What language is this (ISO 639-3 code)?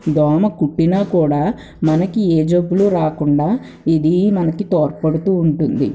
tel